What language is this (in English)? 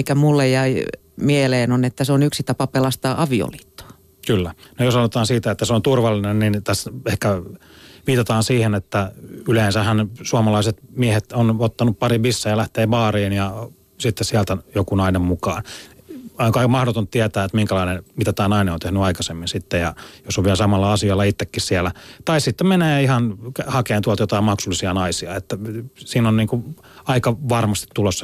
Finnish